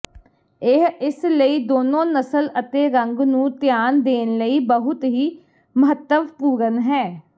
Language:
Punjabi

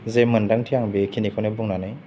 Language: Bodo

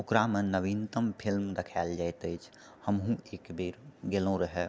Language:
Maithili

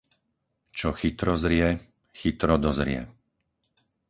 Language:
Slovak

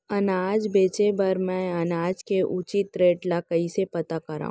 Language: Chhattisgarhi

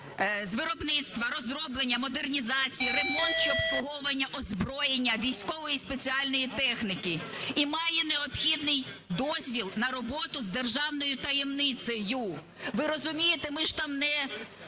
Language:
Ukrainian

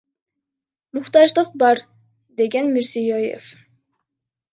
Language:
Kyrgyz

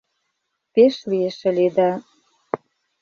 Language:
Mari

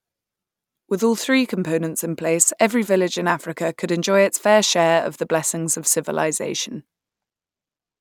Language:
English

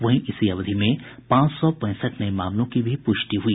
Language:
Hindi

